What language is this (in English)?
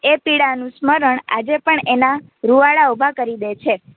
Gujarati